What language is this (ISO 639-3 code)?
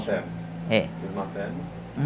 por